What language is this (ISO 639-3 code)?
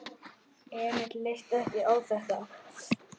isl